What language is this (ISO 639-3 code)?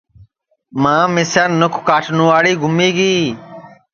ssi